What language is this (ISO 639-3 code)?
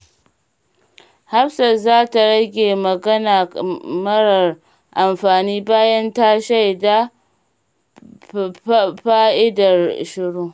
hau